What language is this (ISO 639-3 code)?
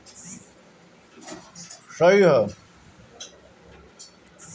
bho